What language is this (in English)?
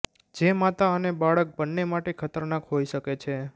Gujarati